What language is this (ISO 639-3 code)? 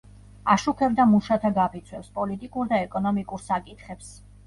kat